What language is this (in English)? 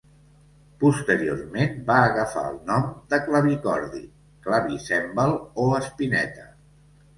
Catalan